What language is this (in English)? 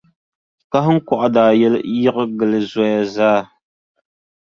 Dagbani